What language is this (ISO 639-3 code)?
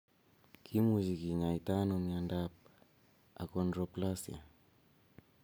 kln